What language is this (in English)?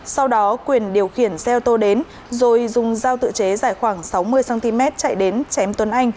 Vietnamese